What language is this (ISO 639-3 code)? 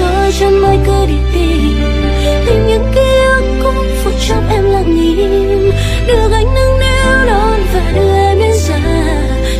vie